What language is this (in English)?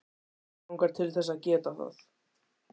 Icelandic